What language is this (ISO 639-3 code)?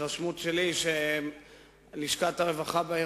heb